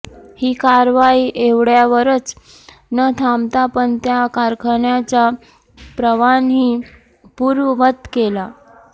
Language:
Marathi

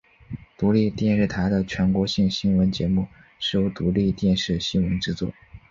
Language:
Chinese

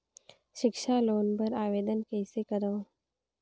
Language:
Chhattisgarhi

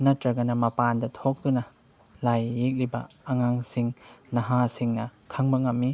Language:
Manipuri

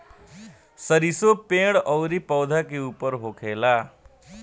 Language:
Bhojpuri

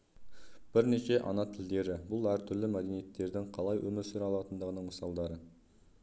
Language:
Kazakh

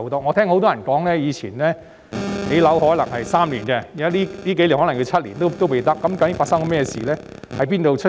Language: Cantonese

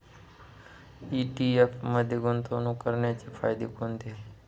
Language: Marathi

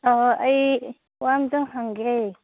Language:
Manipuri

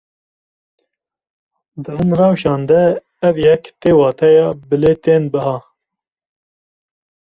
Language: Kurdish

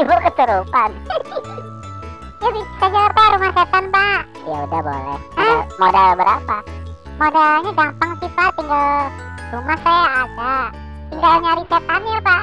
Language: Indonesian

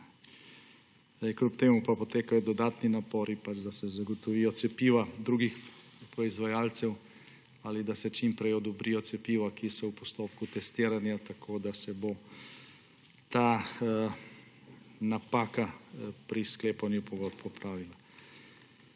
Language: Slovenian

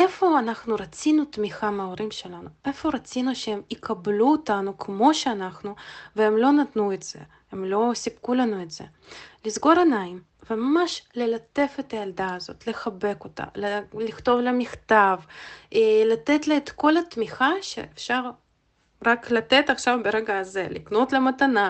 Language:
Hebrew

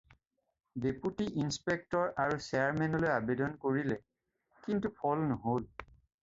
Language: Assamese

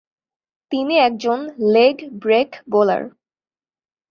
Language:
Bangla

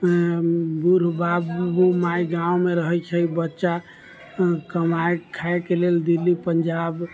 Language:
Maithili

